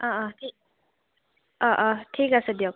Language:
Assamese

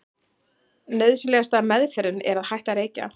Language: Icelandic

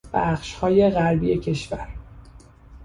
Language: Persian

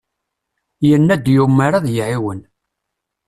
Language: Kabyle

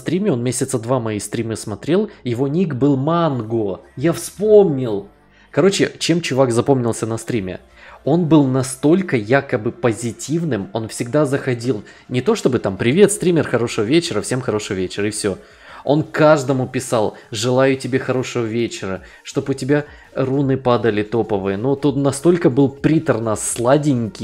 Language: Russian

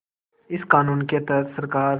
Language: Hindi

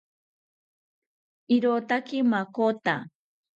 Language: South Ucayali Ashéninka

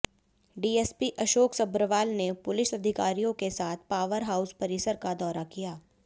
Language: Hindi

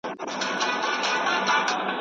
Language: Pashto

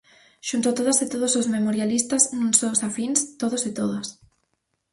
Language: Galician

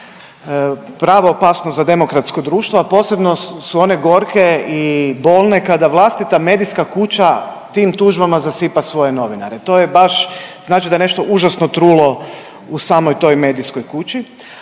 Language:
Croatian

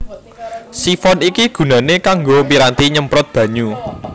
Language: Javanese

